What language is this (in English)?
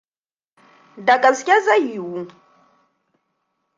Hausa